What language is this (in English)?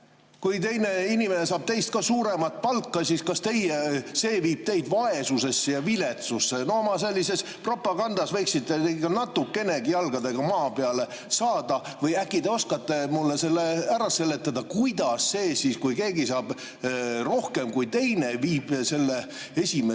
Estonian